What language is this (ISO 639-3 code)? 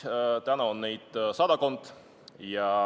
est